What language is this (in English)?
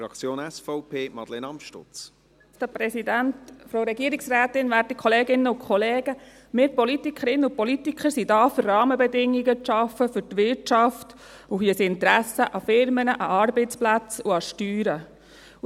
Swiss German